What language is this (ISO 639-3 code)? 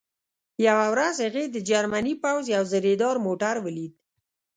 pus